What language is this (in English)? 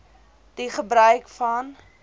Afrikaans